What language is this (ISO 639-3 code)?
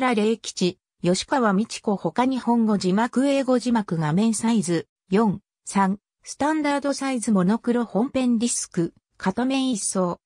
jpn